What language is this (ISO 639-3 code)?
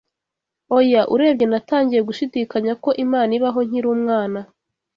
kin